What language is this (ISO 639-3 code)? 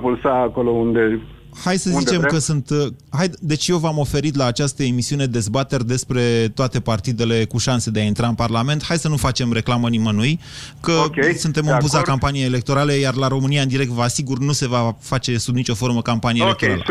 ron